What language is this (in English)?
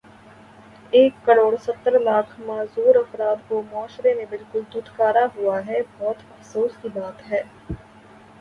Urdu